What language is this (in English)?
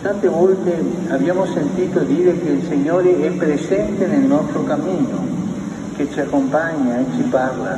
Italian